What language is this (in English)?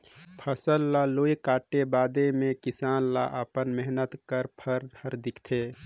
Chhattisgarhi